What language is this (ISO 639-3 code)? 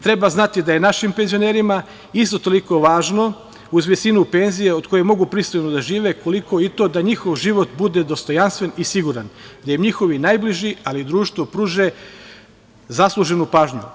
srp